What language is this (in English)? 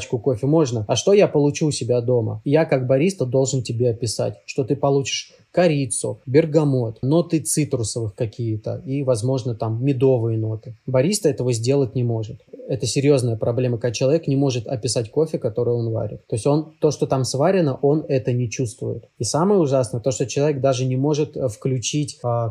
Russian